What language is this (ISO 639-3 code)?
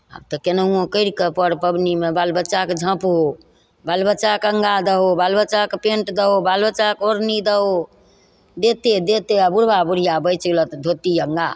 mai